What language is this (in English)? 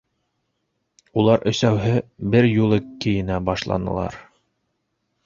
Bashkir